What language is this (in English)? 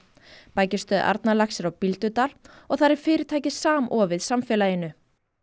Icelandic